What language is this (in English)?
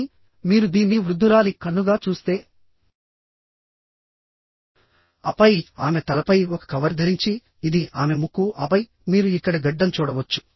Telugu